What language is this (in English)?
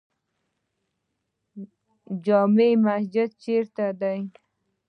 Pashto